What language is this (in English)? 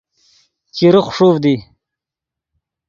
Yidgha